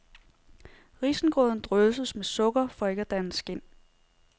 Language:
Danish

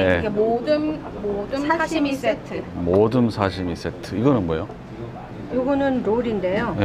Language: Korean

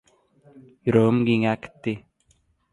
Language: Turkmen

